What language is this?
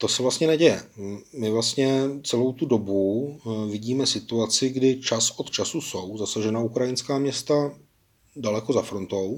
Czech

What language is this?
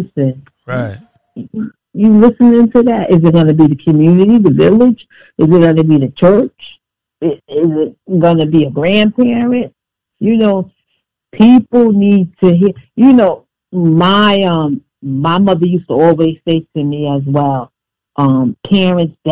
English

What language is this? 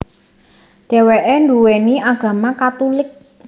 Javanese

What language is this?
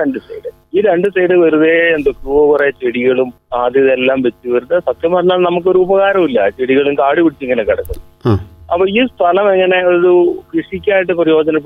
Malayalam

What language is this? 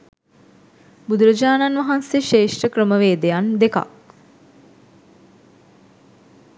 Sinhala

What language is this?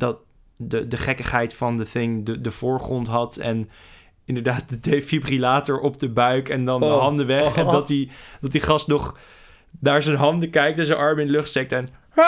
Dutch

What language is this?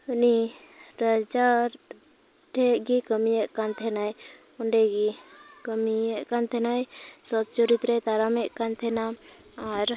Santali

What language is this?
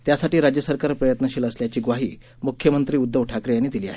Marathi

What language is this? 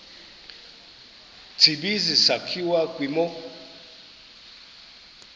Xhosa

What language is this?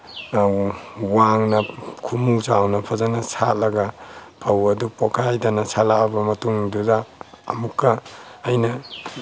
Manipuri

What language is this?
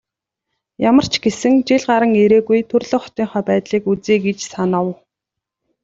Mongolian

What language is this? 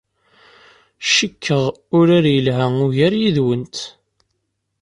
Kabyle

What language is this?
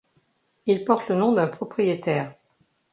French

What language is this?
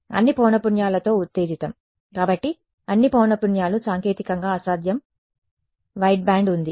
Telugu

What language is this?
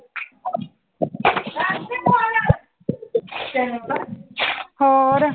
Punjabi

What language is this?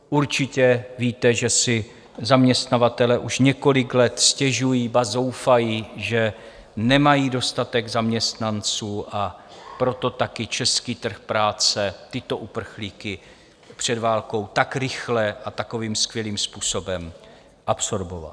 Czech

